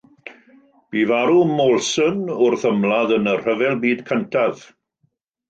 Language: Welsh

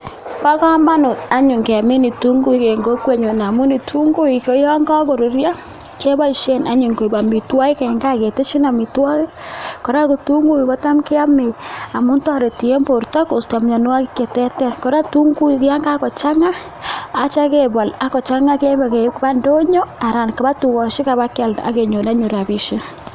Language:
Kalenjin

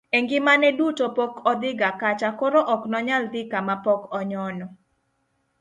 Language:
Luo (Kenya and Tanzania)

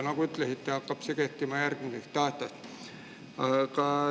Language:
Estonian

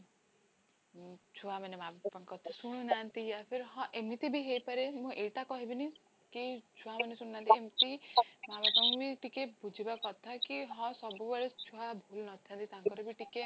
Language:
Odia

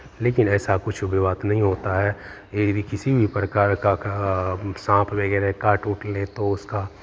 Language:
Hindi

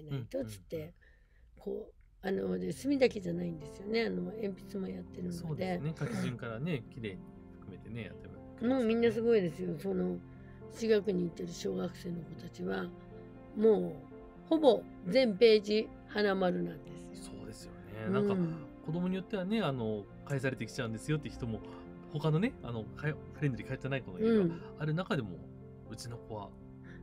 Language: Japanese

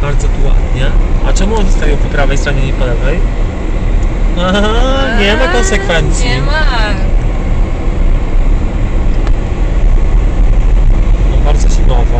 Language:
Polish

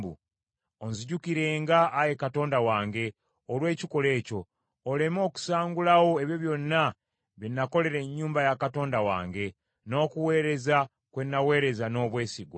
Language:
Ganda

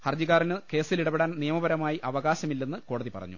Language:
Malayalam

